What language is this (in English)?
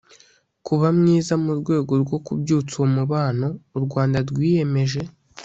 Kinyarwanda